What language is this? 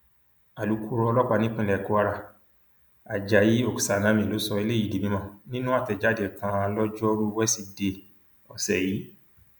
Yoruba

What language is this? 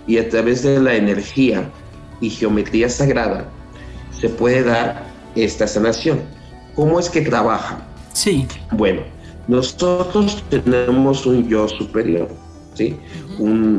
Spanish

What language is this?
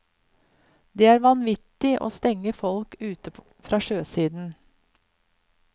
Norwegian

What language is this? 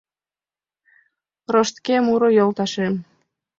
Mari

